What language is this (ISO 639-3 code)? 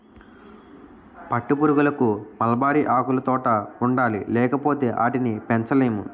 tel